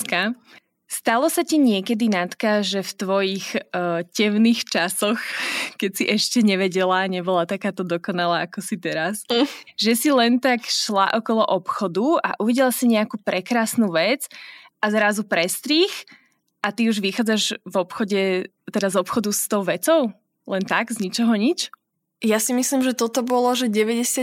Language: Slovak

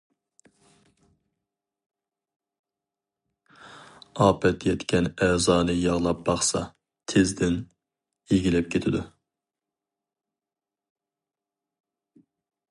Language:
Uyghur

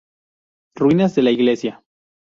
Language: Spanish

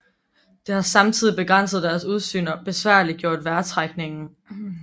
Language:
Danish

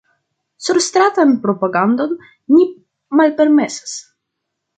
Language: Esperanto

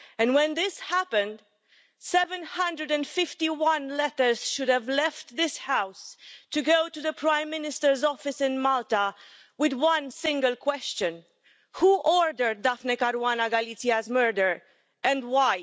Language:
English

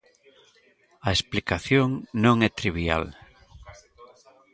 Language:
Galician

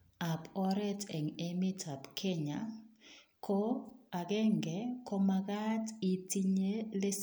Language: Kalenjin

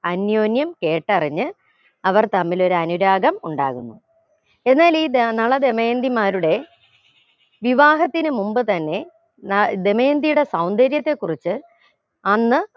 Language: Malayalam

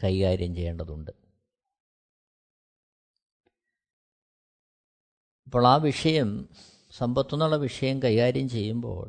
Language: Malayalam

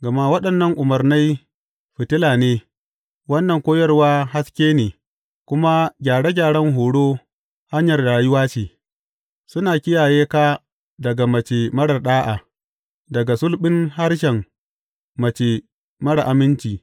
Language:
Hausa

